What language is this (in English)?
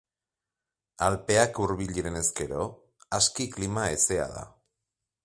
Basque